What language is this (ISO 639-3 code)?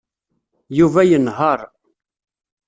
kab